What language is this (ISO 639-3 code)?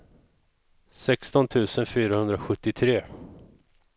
swe